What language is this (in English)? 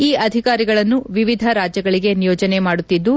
Kannada